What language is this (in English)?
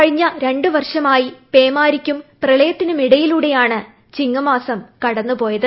Malayalam